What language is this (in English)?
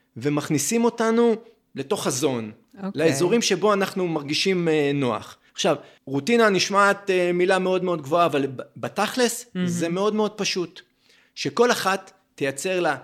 Hebrew